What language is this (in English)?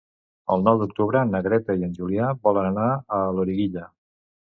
Catalan